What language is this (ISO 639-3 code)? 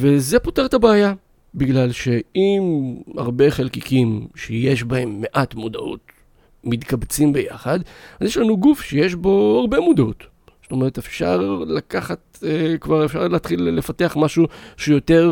heb